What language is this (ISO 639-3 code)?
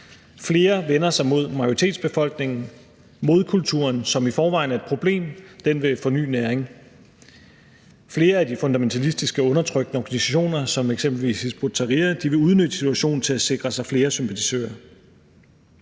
dan